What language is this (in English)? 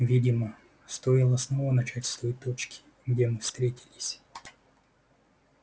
Russian